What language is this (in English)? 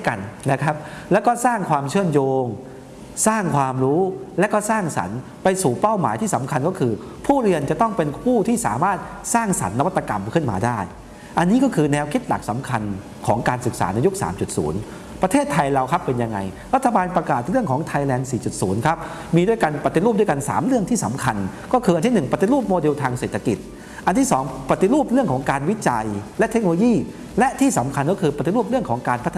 Thai